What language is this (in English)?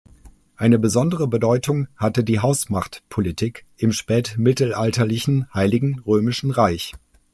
German